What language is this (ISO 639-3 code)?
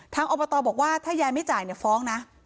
tha